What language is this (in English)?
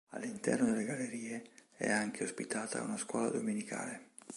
Italian